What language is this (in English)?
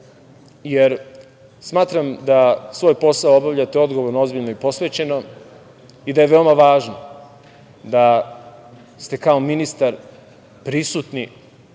Serbian